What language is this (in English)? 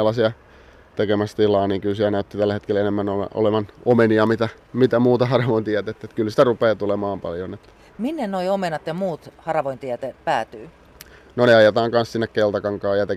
Finnish